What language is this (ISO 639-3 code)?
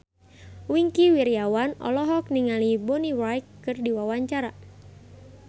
sun